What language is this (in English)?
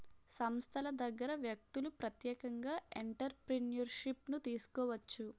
Telugu